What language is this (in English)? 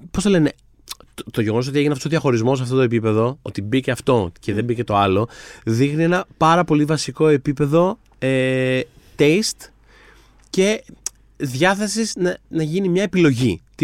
Greek